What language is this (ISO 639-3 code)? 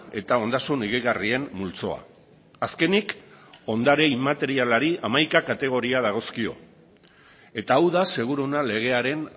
eus